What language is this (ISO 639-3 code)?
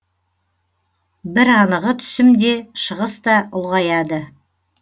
kaz